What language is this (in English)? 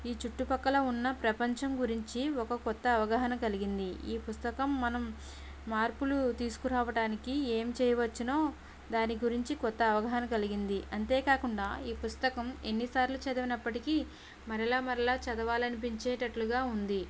Telugu